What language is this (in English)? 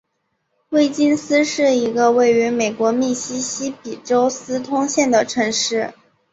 Chinese